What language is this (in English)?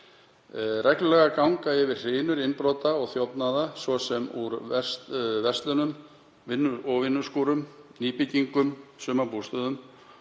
Icelandic